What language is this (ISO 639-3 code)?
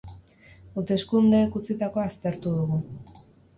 eus